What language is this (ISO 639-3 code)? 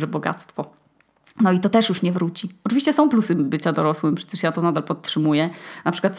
pol